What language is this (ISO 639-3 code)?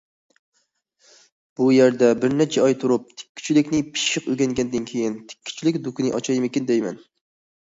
uig